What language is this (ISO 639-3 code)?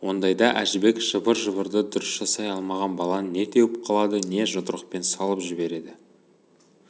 kaz